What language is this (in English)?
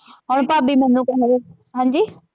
Punjabi